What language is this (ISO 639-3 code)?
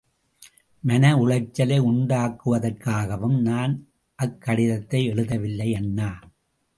tam